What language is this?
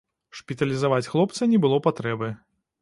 Belarusian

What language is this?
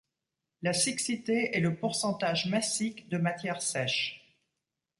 French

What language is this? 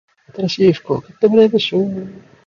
Japanese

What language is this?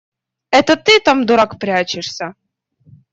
Russian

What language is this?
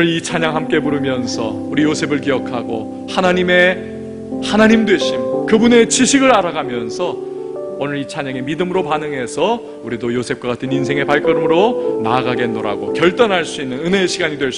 Korean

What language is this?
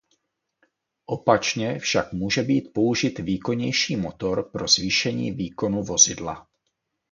Czech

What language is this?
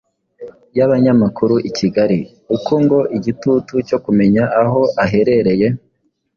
Kinyarwanda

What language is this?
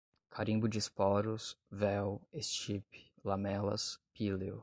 Portuguese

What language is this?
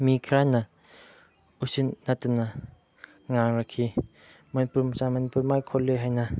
Manipuri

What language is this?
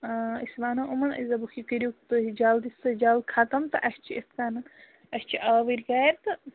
Kashmiri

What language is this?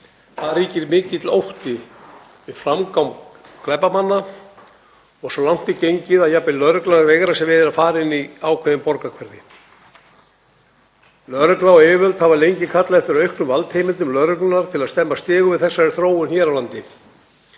Icelandic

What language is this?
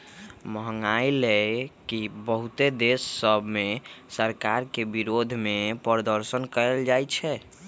Magahi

